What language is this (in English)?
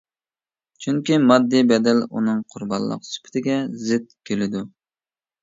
Uyghur